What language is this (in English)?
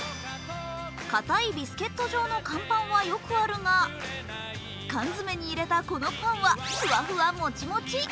Japanese